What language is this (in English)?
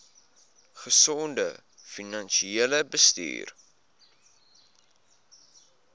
Afrikaans